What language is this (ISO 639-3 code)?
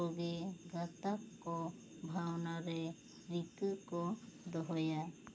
sat